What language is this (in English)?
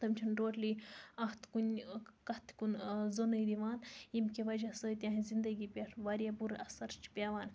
Kashmiri